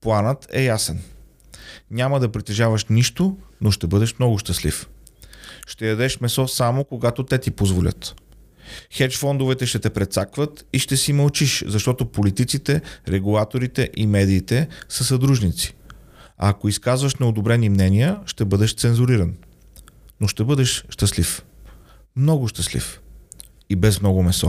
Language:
Bulgarian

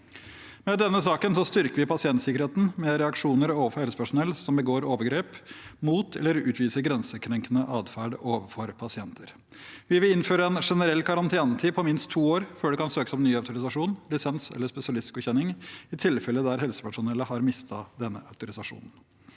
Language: Norwegian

